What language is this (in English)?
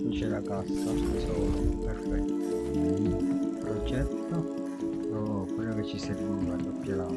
Italian